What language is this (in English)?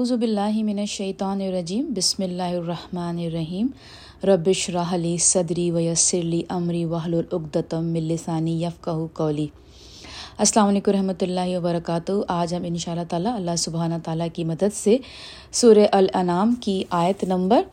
Urdu